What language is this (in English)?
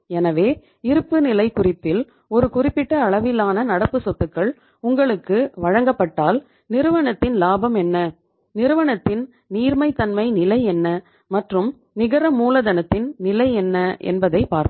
Tamil